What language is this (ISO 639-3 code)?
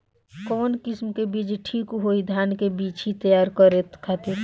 bho